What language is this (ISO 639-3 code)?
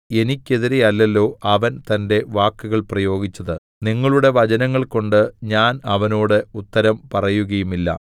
mal